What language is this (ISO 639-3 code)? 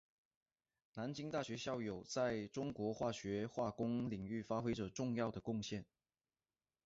zho